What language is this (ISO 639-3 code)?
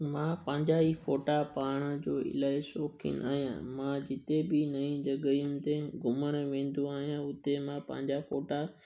snd